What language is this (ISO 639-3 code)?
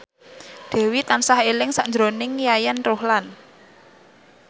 jav